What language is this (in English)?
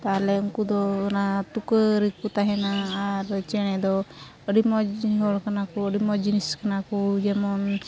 Santali